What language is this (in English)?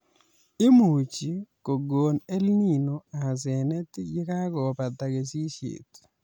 Kalenjin